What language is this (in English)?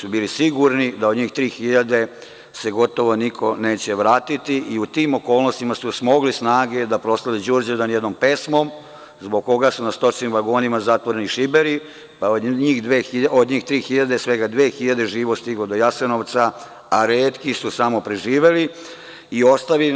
Serbian